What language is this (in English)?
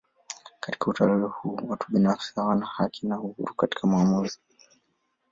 Swahili